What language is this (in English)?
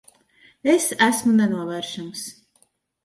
Latvian